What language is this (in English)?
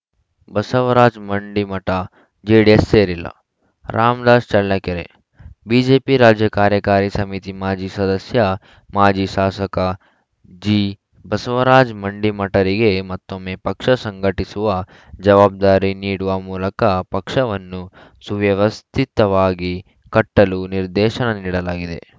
Kannada